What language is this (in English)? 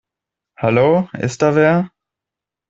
German